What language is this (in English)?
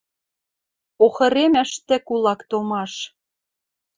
Western Mari